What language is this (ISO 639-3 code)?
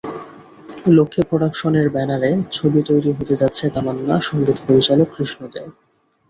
ben